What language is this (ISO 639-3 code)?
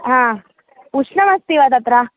san